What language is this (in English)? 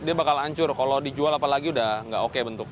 Indonesian